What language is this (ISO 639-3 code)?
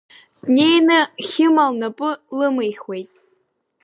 abk